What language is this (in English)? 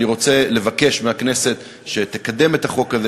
Hebrew